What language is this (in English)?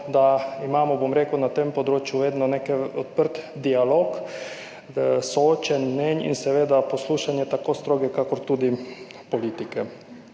Slovenian